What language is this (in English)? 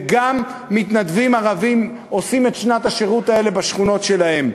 Hebrew